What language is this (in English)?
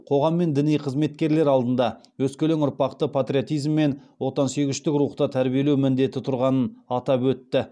Kazakh